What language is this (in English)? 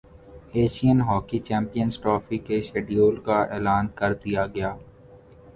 Urdu